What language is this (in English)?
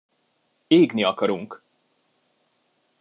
Hungarian